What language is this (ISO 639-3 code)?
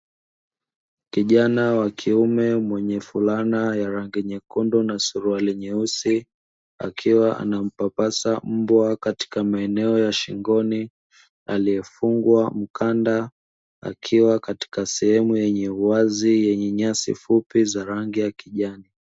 swa